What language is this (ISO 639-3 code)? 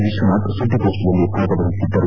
kan